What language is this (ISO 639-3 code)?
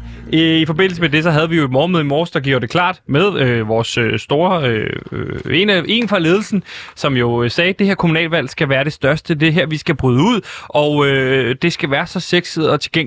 dan